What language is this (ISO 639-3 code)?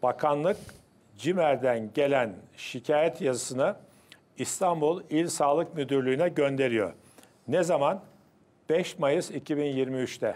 tur